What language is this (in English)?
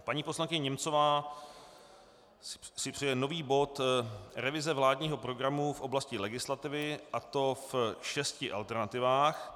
Czech